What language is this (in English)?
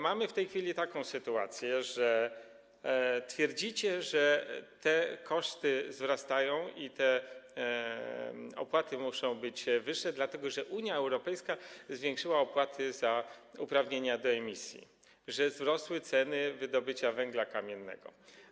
Polish